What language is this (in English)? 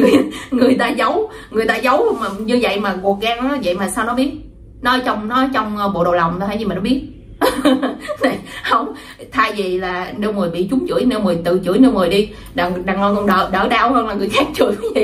Vietnamese